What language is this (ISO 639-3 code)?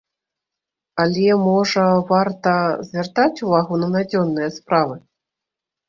bel